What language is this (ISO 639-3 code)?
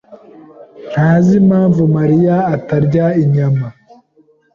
kin